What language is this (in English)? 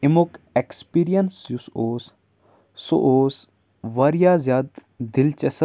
Kashmiri